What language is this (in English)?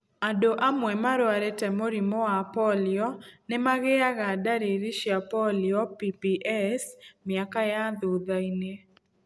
Kikuyu